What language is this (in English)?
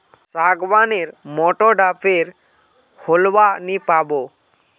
Magahi